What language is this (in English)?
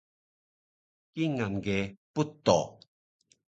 Taroko